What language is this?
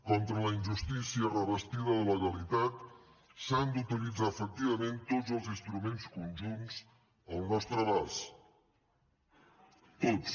Catalan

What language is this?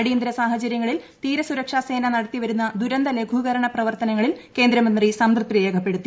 Malayalam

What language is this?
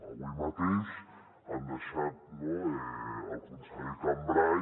Catalan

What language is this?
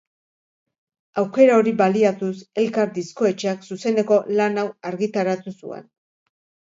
Basque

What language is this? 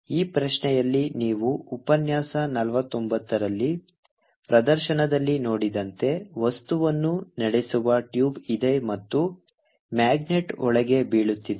Kannada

